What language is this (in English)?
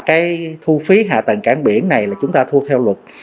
Vietnamese